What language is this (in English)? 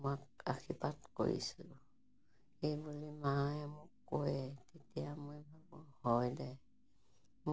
Assamese